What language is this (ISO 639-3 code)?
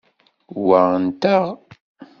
kab